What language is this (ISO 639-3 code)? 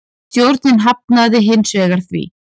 isl